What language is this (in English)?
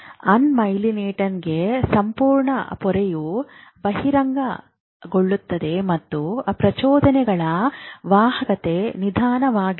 Kannada